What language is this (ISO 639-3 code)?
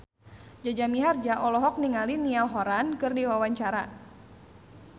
sun